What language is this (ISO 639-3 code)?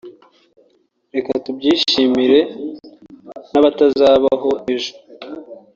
kin